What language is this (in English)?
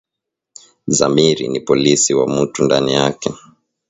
Swahili